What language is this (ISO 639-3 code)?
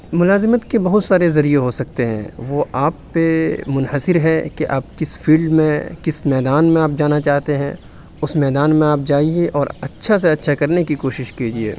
urd